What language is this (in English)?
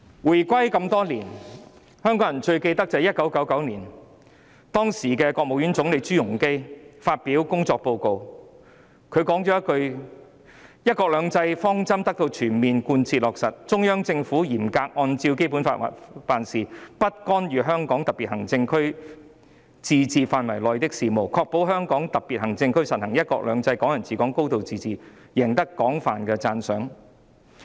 Cantonese